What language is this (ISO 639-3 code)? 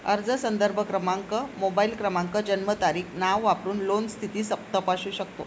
mar